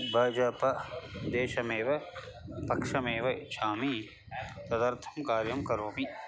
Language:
Sanskrit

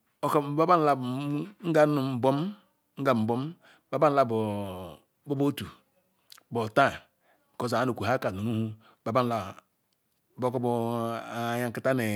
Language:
Ikwere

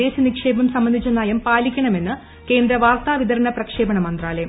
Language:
Malayalam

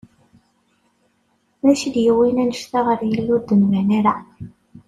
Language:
Kabyle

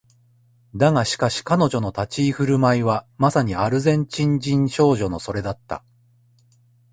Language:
Japanese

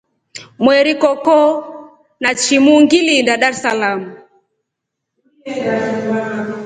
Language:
Rombo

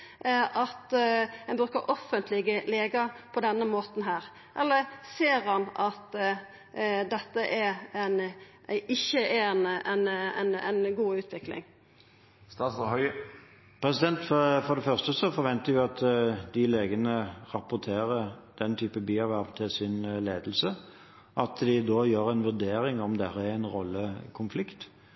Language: Norwegian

